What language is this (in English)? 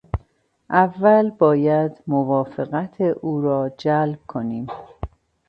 Persian